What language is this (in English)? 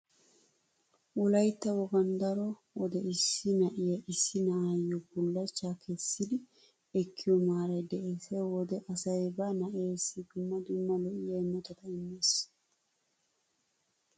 Wolaytta